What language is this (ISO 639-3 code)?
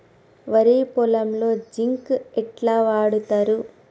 tel